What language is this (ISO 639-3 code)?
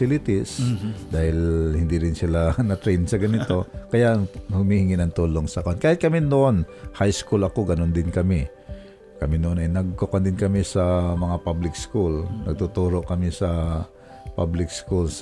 fil